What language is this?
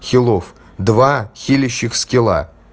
Russian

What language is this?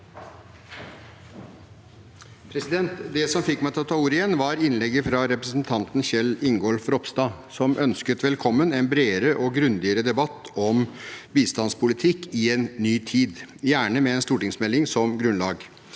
Norwegian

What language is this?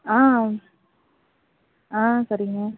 Tamil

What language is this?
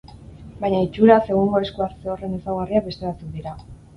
Basque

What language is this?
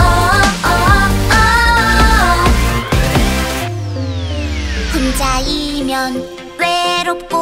Thai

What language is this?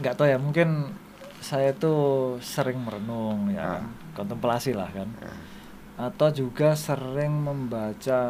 Indonesian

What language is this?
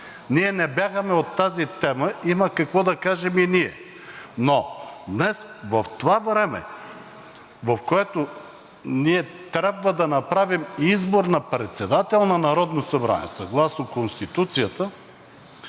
Bulgarian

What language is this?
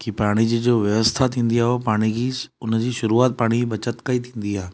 Sindhi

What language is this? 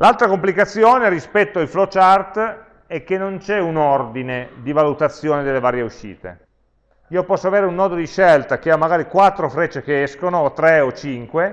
Italian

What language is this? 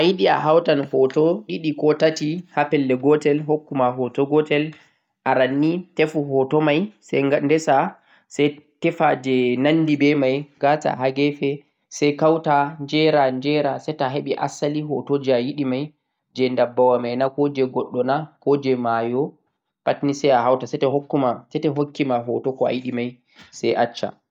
Central-Eastern Niger Fulfulde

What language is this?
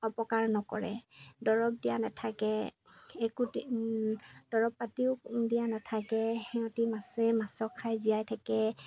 Assamese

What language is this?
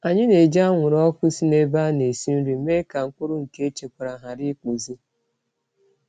Igbo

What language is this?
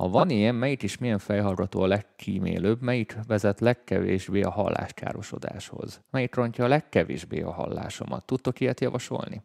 Hungarian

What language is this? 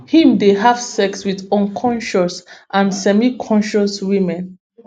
Nigerian Pidgin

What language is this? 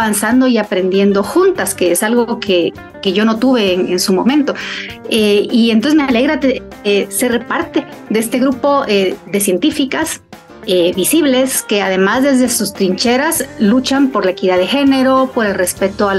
Spanish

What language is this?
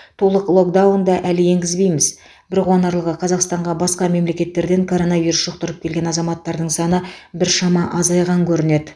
Kazakh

